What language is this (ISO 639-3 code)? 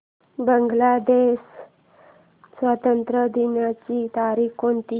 mar